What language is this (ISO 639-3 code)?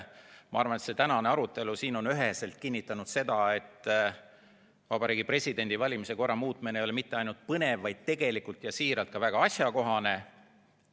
est